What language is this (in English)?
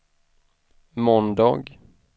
Swedish